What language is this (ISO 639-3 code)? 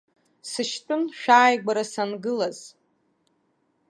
abk